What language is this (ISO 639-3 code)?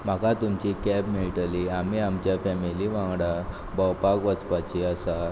kok